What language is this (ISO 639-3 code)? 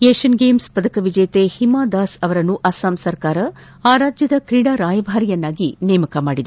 kan